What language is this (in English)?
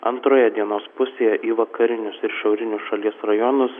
Lithuanian